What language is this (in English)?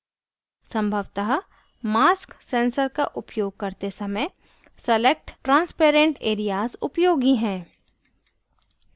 Hindi